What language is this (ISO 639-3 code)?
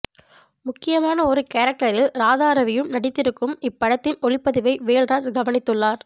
tam